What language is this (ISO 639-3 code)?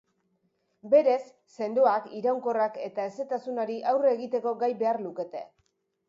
eus